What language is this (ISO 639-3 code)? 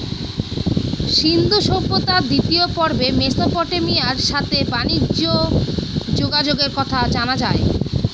ben